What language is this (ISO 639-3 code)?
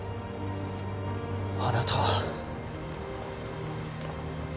jpn